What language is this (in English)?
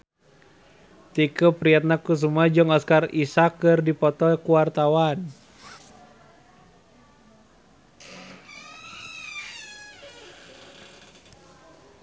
Sundanese